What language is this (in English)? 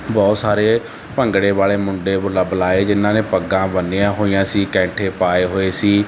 Punjabi